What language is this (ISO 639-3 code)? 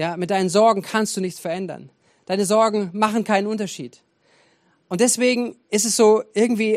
deu